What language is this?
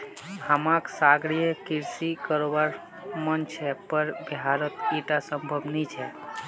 Magahi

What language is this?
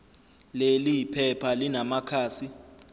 Zulu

